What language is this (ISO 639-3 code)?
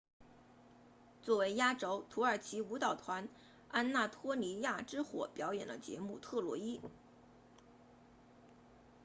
zho